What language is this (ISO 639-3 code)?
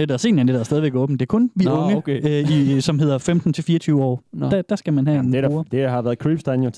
dan